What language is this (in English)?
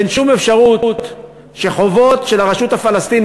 Hebrew